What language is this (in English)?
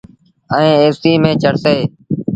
Sindhi Bhil